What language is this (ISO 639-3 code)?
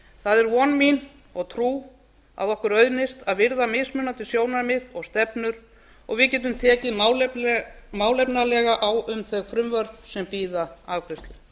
isl